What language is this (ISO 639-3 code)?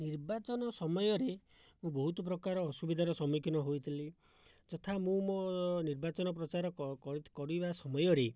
ori